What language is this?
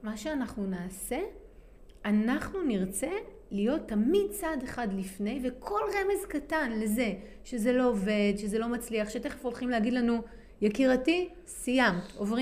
Hebrew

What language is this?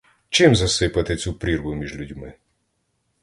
Ukrainian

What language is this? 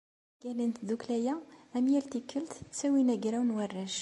Kabyle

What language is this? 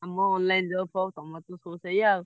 Odia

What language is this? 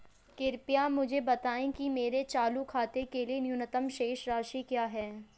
Hindi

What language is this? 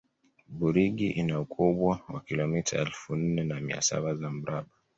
Swahili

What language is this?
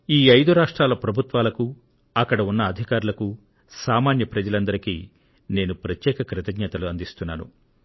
Telugu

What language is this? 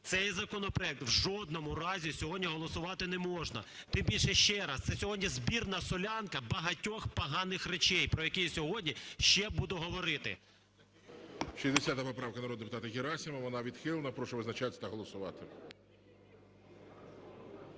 Ukrainian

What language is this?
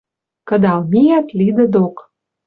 Western Mari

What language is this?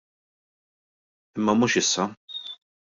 Maltese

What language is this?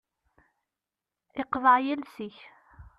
Kabyle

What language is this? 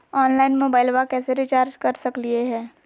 Magahi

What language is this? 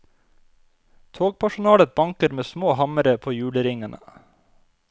Norwegian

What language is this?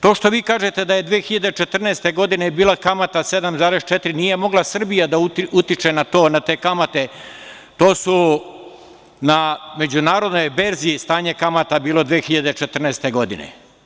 Serbian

